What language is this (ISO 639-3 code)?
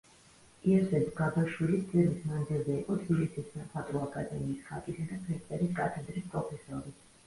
kat